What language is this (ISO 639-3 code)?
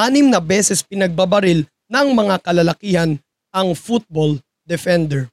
fil